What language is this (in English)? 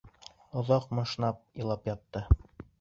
Bashkir